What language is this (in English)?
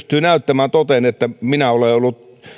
Finnish